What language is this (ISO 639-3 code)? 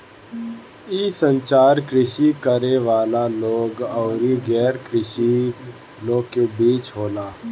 bho